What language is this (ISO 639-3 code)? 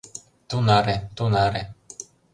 chm